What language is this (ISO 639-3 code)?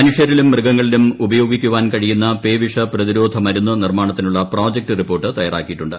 mal